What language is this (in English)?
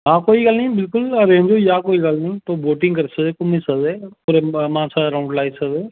Dogri